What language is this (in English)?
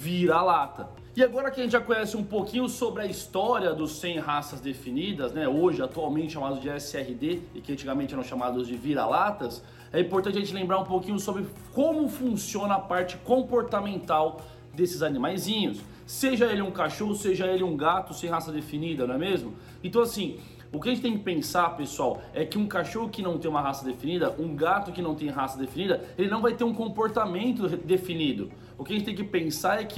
Portuguese